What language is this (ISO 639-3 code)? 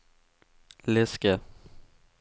swe